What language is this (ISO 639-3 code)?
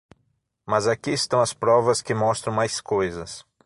por